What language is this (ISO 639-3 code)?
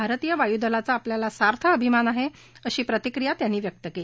mar